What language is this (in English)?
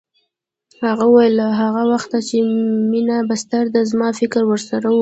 Pashto